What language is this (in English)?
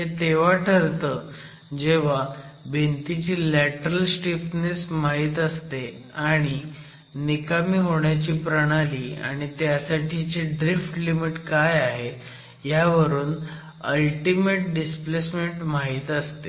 Marathi